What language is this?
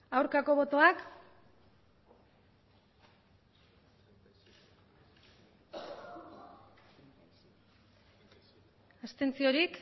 Basque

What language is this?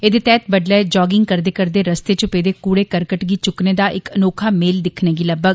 Dogri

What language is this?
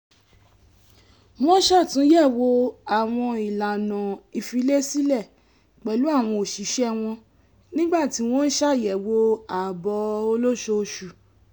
Yoruba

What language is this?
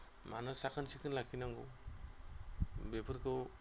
Bodo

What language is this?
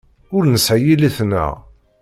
Kabyle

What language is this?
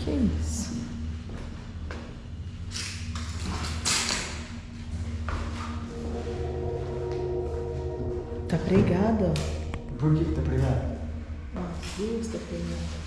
Portuguese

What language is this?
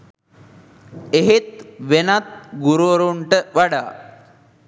Sinhala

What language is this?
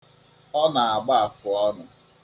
Igbo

